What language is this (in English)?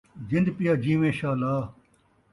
Saraiki